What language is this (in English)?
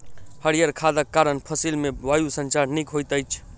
Maithili